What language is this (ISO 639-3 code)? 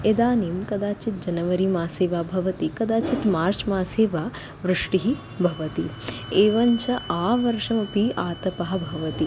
san